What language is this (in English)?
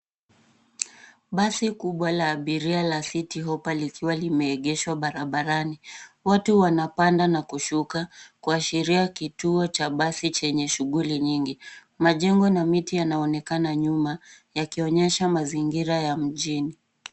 Swahili